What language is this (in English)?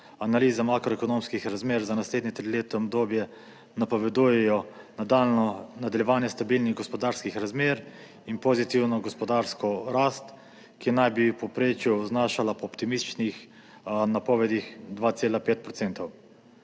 Slovenian